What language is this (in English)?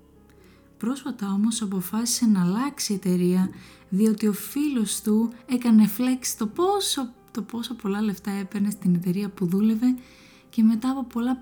Greek